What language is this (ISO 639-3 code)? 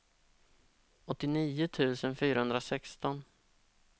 swe